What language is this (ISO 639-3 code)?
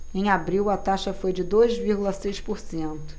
por